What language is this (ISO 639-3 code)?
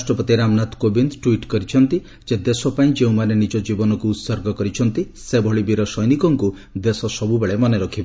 ori